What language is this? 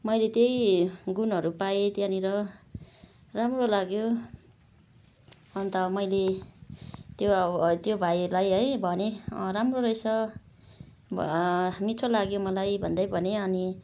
Nepali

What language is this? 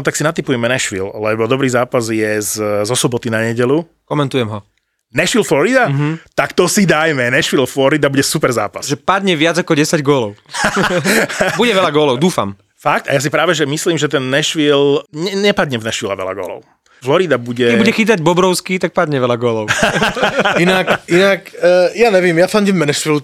Slovak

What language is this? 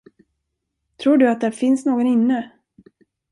Swedish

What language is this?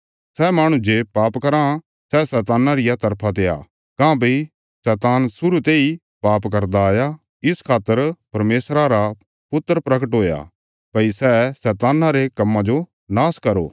Bilaspuri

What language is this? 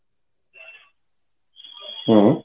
Odia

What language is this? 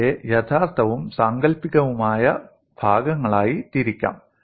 Malayalam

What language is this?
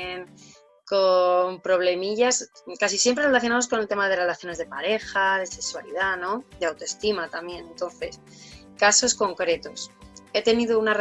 Spanish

